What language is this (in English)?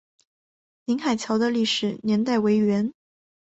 Chinese